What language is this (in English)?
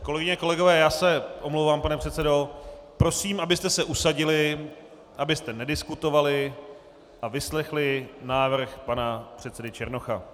Czech